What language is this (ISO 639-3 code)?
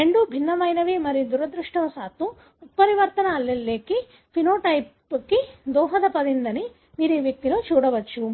tel